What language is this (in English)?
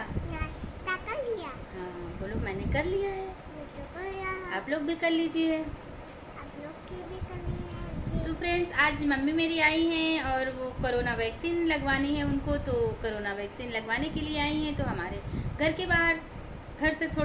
Hindi